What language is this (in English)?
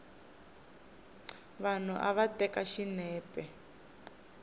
Tsonga